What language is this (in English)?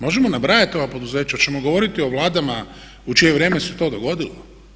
Croatian